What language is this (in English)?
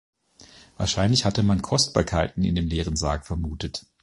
German